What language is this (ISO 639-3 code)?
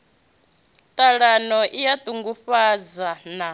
ven